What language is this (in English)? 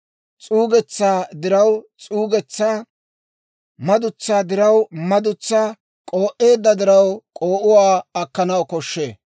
Dawro